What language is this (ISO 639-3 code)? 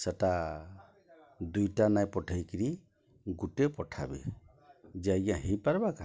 ori